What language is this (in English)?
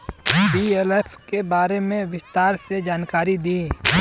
Bhojpuri